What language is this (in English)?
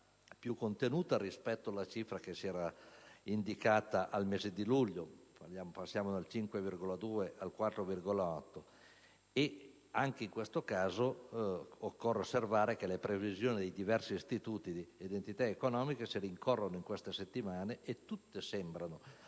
Italian